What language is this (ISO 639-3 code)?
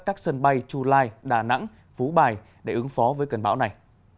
vie